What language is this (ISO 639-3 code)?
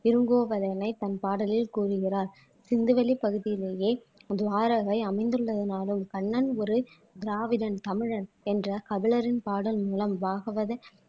tam